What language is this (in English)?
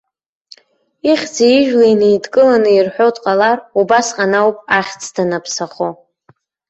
Abkhazian